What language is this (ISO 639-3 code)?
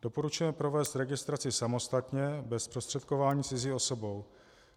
ces